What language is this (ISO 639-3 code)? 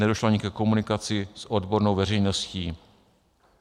ces